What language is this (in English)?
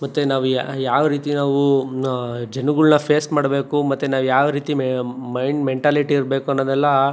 Kannada